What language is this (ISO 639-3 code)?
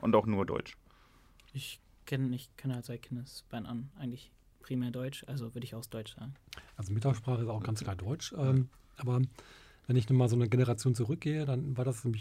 deu